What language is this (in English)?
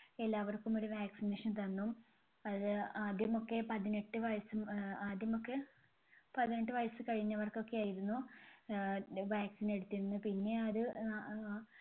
Malayalam